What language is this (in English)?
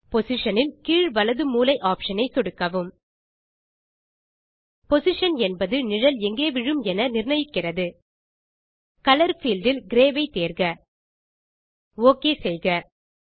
Tamil